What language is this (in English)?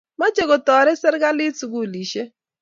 Kalenjin